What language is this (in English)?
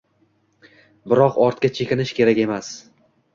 Uzbek